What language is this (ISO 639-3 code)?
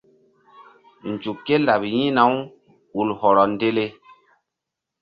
mdd